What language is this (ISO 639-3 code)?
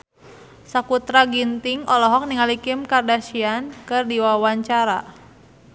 sun